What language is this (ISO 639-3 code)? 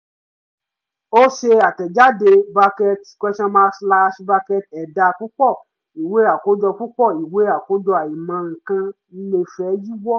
yor